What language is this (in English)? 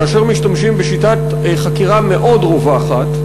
Hebrew